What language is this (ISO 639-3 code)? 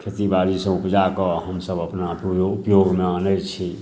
mai